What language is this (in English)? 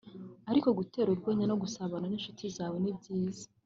Kinyarwanda